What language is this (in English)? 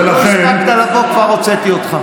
Hebrew